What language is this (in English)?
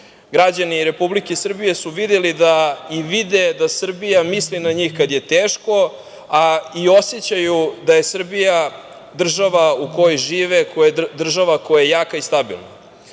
Serbian